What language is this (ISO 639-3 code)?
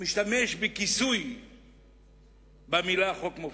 heb